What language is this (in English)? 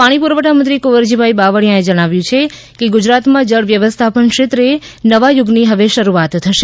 Gujarati